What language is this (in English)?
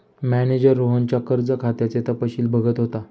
Marathi